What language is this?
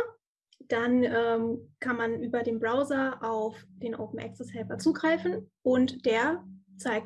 German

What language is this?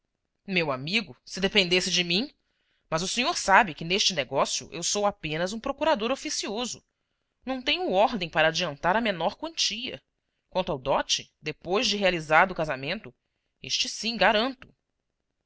Portuguese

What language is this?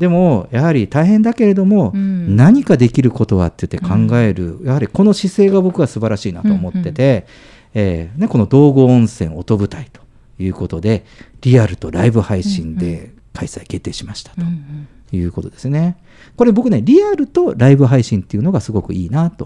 Japanese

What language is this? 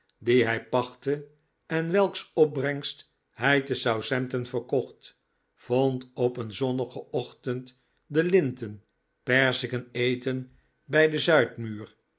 Dutch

